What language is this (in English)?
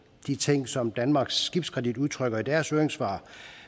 Danish